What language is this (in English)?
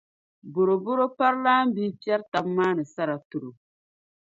Dagbani